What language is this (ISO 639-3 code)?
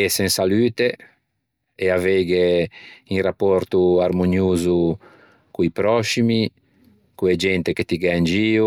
lij